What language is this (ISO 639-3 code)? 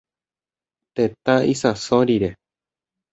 grn